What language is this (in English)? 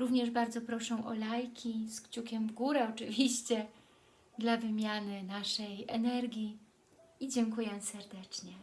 Polish